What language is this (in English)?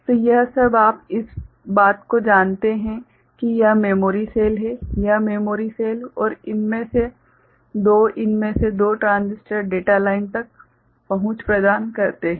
Hindi